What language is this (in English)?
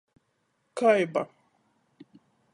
Latgalian